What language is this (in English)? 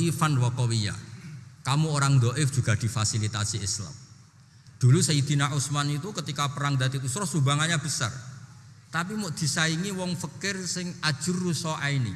Indonesian